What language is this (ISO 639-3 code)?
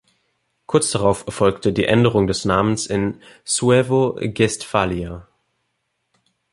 deu